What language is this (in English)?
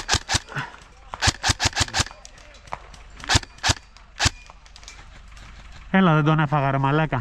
Greek